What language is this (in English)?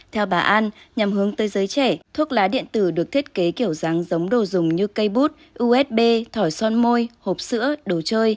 Vietnamese